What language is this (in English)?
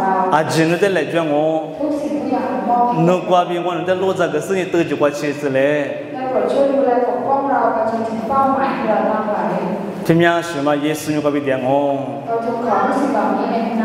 Thai